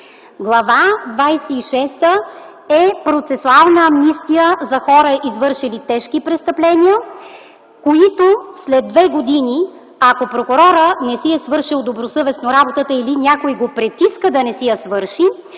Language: Bulgarian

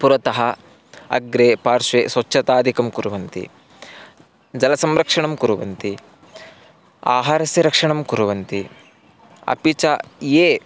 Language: Sanskrit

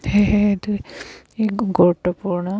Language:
Assamese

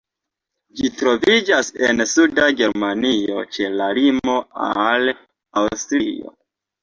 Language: Esperanto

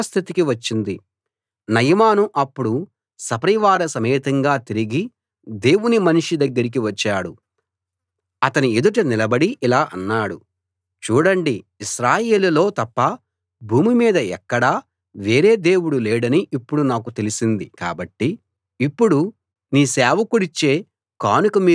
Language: Telugu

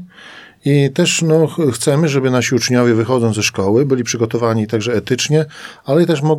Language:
Polish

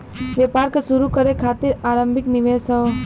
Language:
Bhojpuri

